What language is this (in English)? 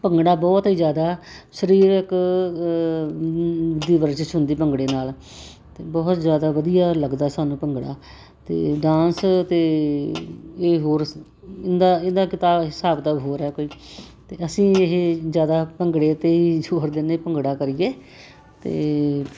Punjabi